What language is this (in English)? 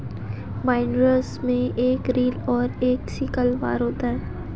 Hindi